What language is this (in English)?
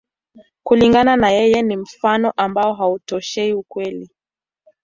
Swahili